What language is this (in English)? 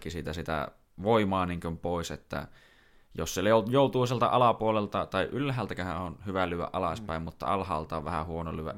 Finnish